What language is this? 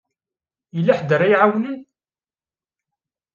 Kabyle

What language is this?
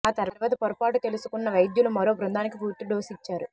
Telugu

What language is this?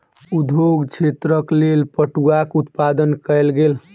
Maithili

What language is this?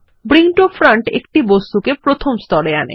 Bangla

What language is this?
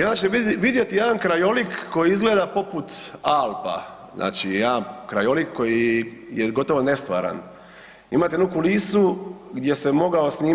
Croatian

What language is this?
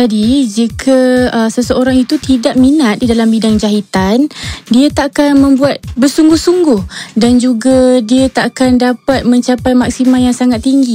Malay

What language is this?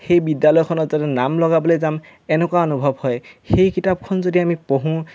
Assamese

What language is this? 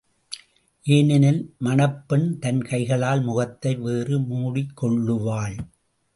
Tamil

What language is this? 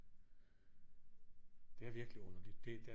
Danish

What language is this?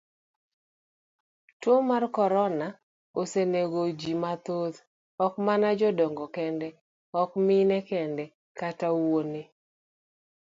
Luo (Kenya and Tanzania)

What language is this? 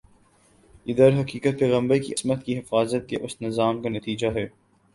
Urdu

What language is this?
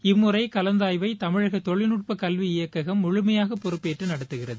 Tamil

